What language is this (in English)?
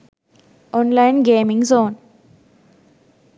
Sinhala